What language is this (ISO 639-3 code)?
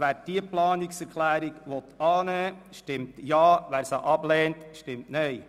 gsw